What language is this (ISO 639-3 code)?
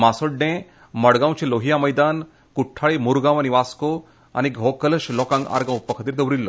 kok